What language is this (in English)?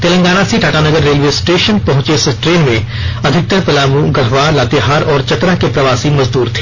Hindi